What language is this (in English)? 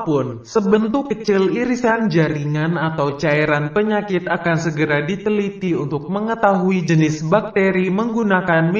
Indonesian